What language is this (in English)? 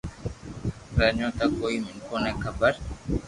Loarki